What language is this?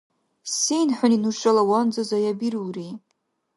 Dargwa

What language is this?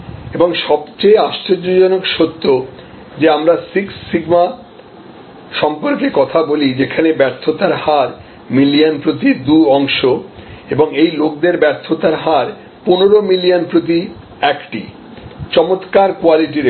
Bangla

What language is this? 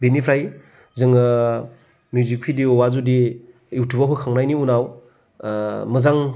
Bodo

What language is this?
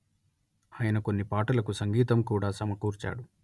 Telugu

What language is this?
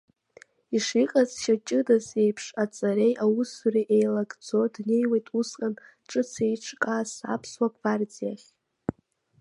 Abkhazian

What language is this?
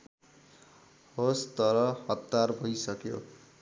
Nepali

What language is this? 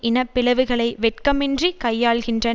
Tamil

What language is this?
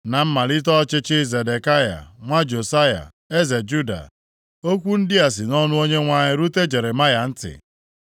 Igbo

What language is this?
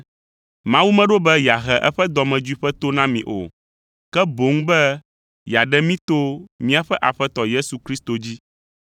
Ewe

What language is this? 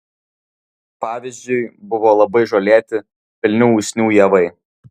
Lithuanian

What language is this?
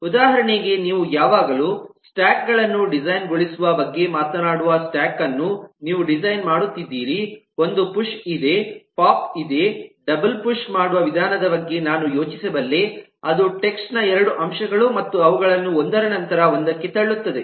Kannada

